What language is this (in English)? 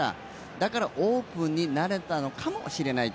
Japanese